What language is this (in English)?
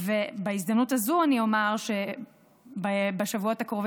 Hebrew